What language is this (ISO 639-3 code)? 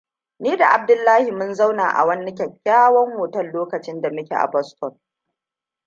hau